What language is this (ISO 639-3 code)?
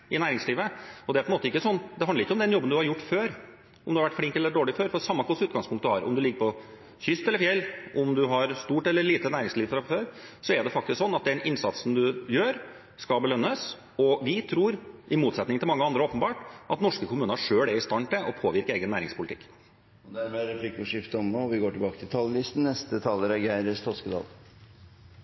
nor